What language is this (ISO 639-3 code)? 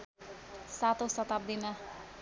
nep